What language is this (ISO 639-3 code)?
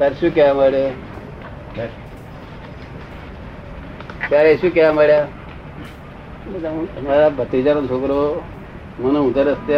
guj